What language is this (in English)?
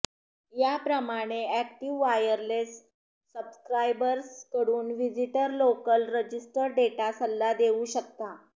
Marathi